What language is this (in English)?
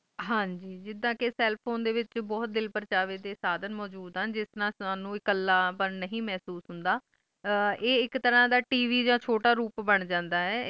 Punjabi